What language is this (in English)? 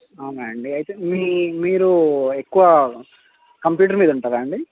Telugu